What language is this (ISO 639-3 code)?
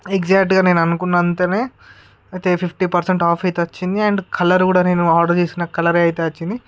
tel